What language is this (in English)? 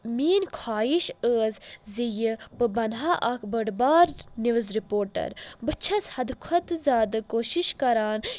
Kashmiri